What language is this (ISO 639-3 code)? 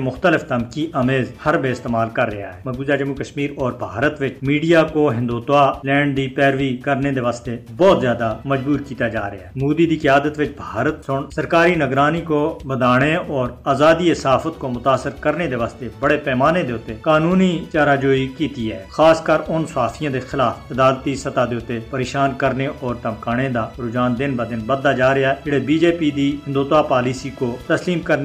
urd